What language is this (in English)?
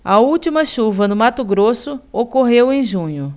Portuguese